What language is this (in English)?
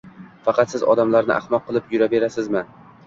Uzbek